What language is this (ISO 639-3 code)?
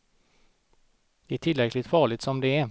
swe